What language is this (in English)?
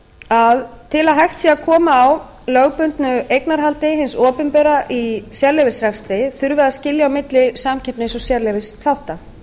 Icelandic